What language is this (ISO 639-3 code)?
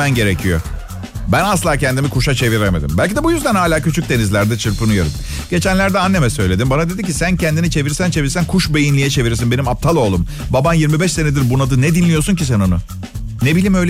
tur